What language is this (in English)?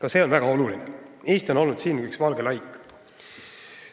Estonian